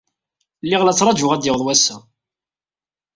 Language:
Kabyle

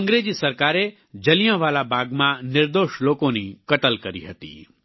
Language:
Gujarati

